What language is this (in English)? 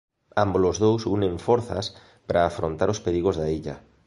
Galician